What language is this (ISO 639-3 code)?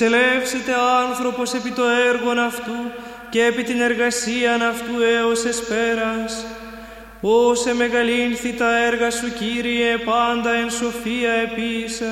ell